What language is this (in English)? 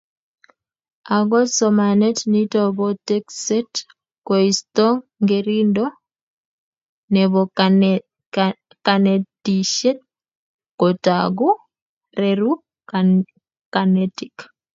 Kalenjin